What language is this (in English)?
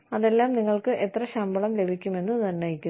Malayalam